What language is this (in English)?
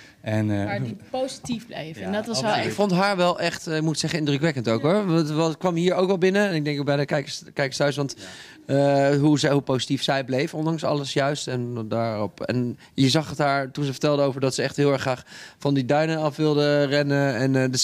Dutch